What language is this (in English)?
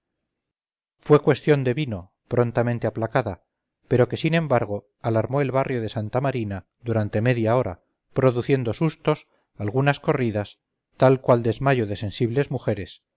Spanish